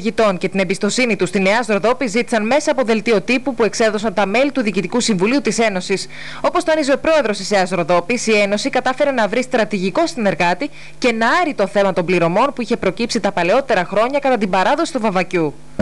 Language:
Greek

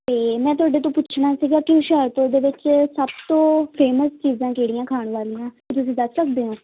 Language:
Punjabi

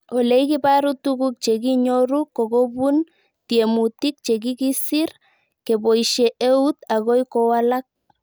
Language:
Kalenjin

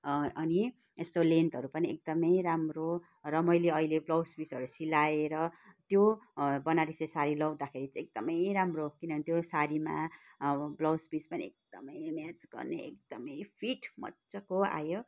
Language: Nepali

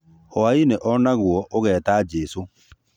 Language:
Kikuyu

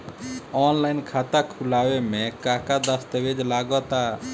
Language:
Bhojpuri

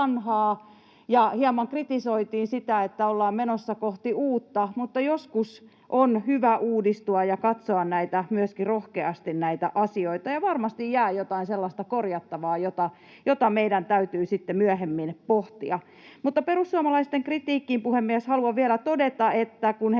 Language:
Finnish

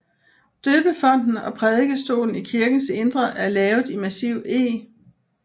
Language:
Danish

